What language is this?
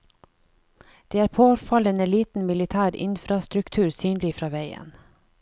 Norwegian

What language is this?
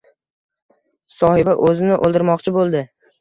Uzbek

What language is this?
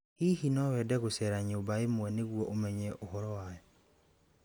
Kikuyu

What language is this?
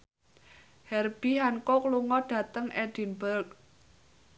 Javanese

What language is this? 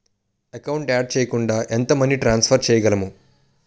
Telugu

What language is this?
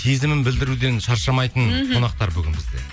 Kazakh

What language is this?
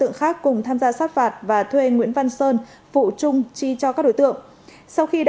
Vietnamese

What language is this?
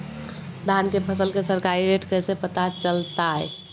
Magahi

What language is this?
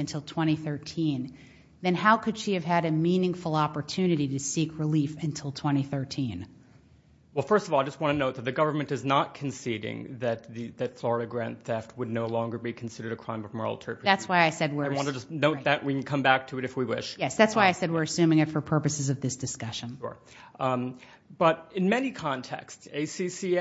English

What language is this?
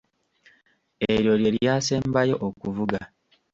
Ganda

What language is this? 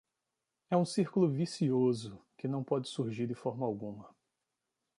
Portuguese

